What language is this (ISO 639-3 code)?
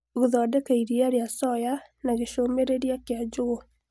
kik